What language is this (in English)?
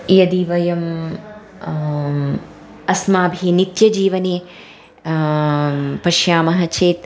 Sanskrit